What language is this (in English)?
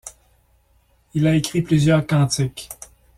French